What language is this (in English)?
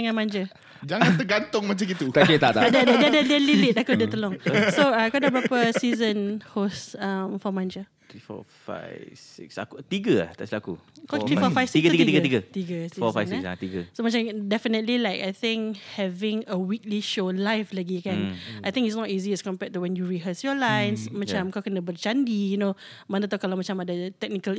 Malay